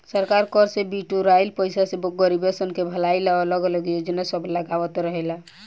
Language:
Bhojpuri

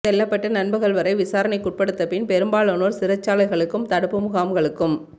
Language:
Tamil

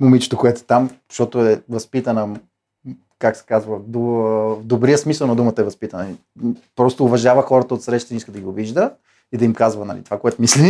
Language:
Bulgarian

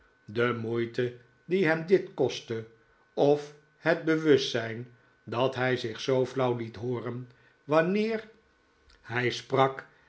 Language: Dutch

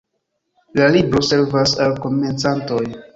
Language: Esperanto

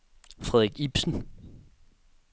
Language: Danish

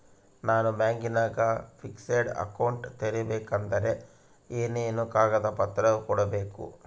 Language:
Kannada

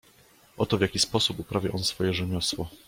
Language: Polish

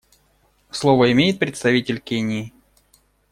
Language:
Russian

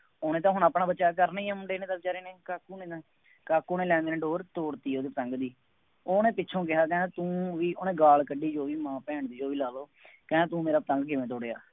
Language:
Punjabi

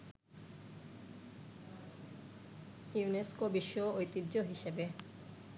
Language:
Bangla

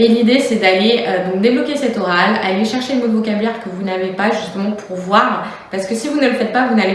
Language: French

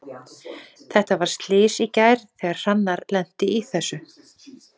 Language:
Icelandic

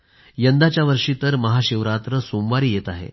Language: Marathi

